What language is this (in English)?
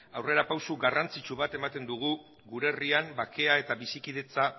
Basque